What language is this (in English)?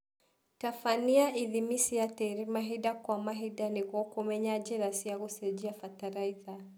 Kikuyu